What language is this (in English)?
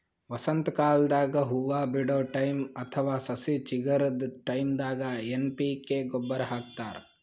Kannada